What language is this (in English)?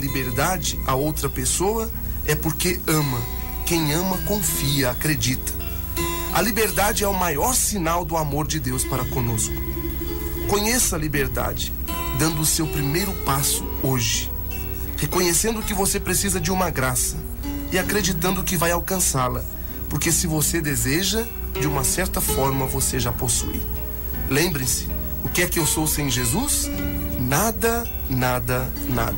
Portuguese